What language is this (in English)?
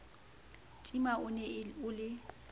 Southern Sotho